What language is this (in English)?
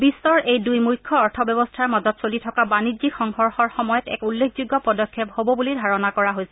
Assamese